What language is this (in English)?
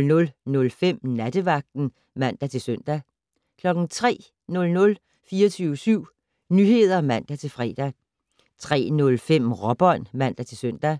Danish